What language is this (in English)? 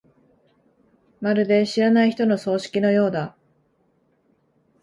Japanese